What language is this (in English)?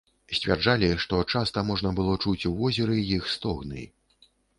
Belarusian